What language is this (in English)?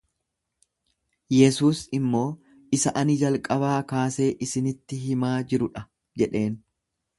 Oromo